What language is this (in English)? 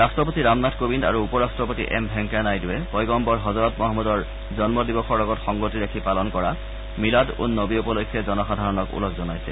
Assamese